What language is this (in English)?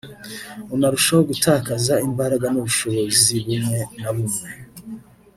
Kinyarwanda